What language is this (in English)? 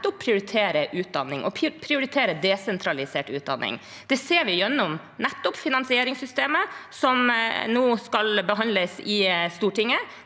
Norwegian